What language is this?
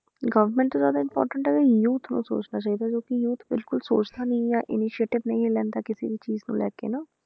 Punjabi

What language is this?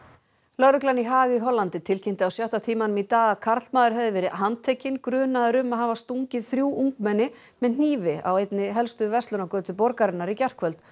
Icelandic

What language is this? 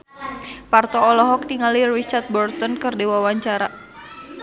Sundanese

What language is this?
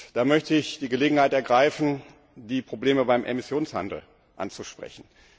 German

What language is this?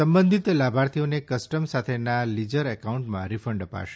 Gujarati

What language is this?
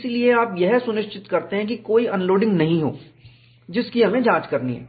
Hindi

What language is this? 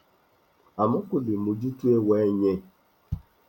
Yoruba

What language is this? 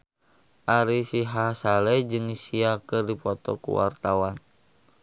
Sundanese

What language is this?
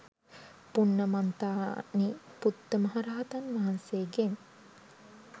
Sinhala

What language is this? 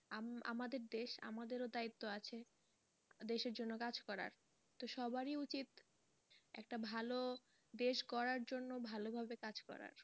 Bangla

